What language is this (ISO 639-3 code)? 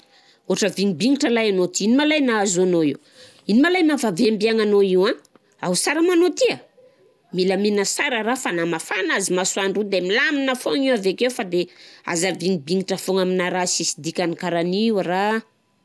bzc